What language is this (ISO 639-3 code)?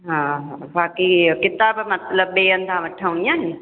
snd